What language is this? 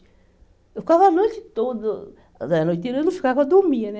Portuguese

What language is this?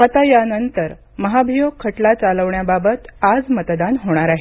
Marathi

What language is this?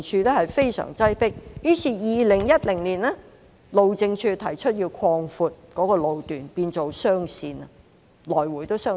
Cantonese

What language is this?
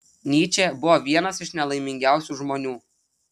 Lithuanian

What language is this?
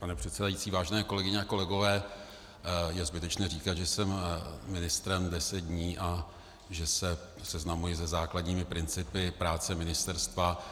Czech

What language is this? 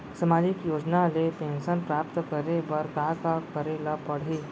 Chhattisgarhi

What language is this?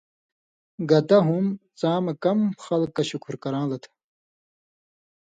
Indus Kohistani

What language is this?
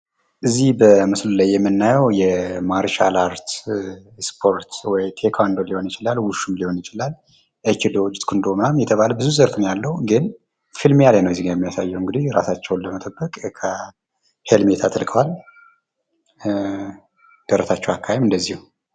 Amharic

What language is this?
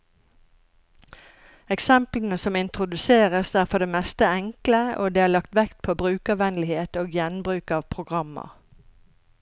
Norwegian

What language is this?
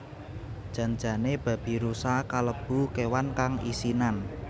Javanese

